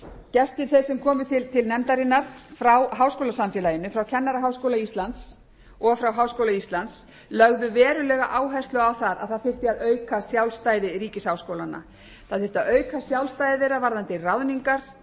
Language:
Icelandic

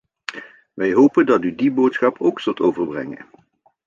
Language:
Dutch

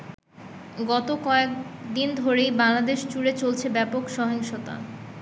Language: Bangla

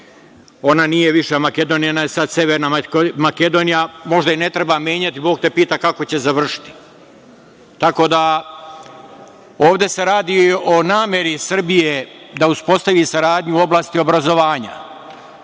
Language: Serbian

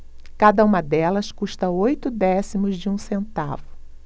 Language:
Portuguese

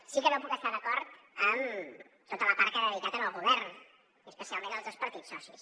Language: Catalan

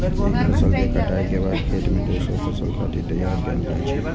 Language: Maithili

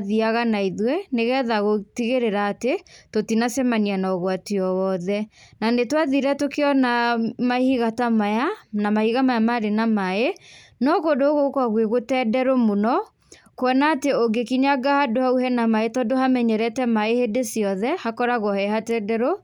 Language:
Kikuyu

